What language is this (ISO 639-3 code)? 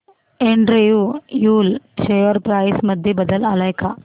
mar